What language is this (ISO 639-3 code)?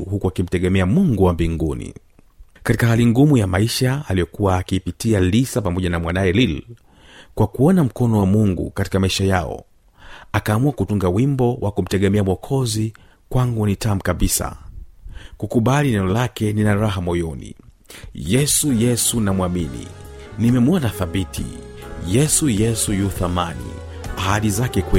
swa